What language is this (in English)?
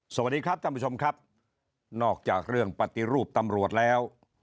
Thai